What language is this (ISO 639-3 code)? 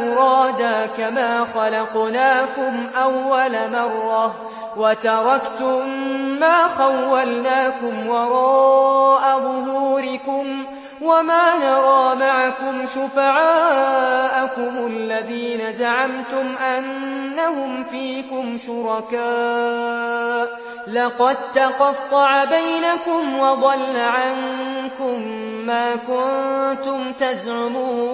ara